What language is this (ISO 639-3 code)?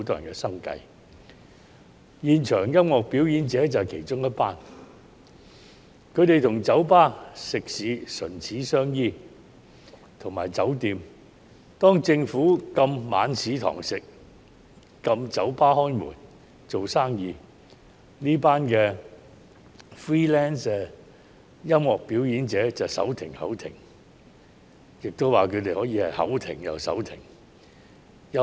yue